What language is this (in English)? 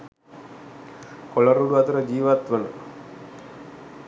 Sinhala